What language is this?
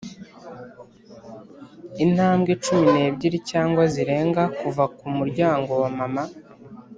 Kinyarwanda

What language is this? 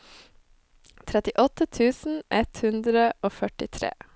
Norwegian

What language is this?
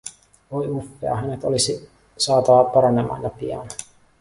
Finnish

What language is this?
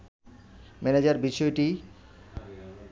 Bangla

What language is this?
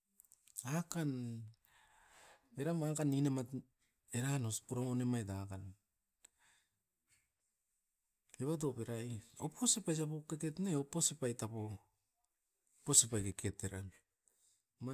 Askopan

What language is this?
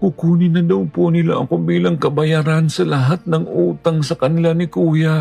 Filipino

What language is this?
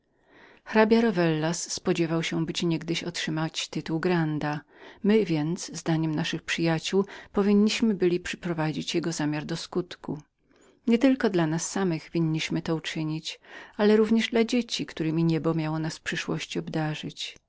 Polish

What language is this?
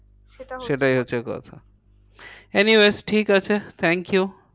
Bangla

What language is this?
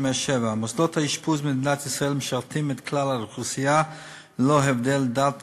Hebrew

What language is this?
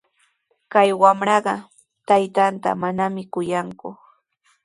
Sihuas Ancash Quechua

